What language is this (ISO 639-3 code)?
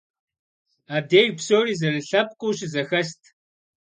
kbd